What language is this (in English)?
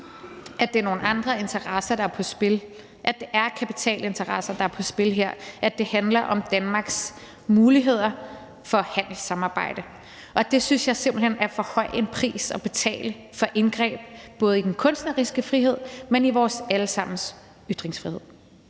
Danish